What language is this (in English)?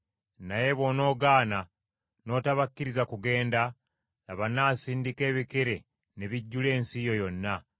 Ganda